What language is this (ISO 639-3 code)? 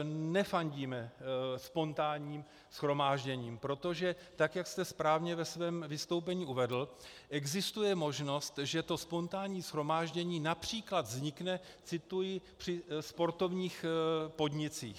ces